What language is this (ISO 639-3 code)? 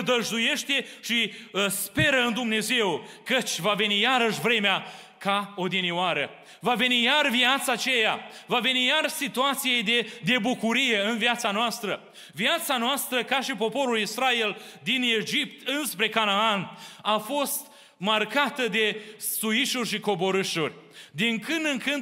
ron